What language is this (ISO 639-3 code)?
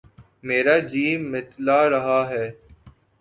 urd